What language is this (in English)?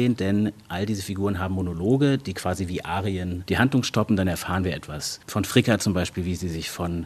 German